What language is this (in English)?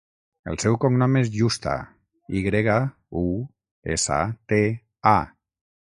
Catalan